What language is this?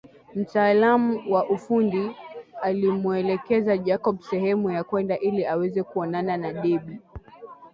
Swahili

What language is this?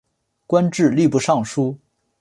Chinese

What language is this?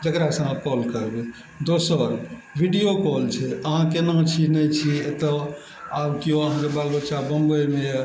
Maithili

